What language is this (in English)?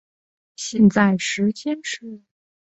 Chinese